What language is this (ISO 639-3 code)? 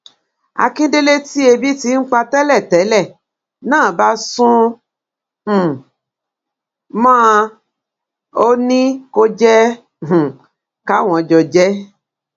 yor